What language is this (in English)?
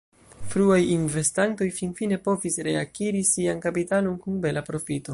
Esperanto